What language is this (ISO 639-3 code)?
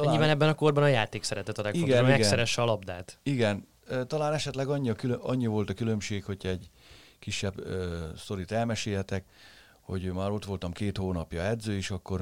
hun